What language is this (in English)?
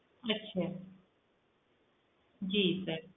Punjabi